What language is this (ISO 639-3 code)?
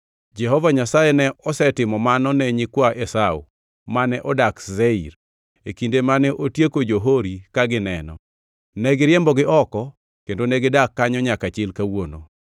luo